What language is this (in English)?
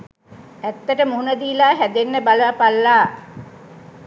Sinhala